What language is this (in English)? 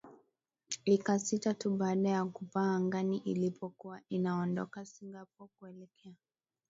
Swahili